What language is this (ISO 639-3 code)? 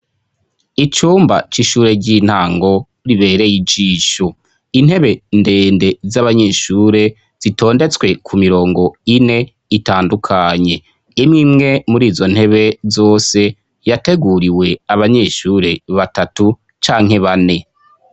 run